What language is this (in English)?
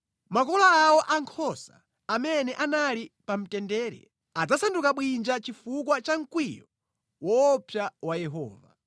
Nyanja